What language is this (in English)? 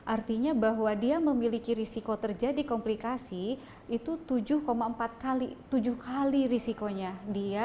Indonesian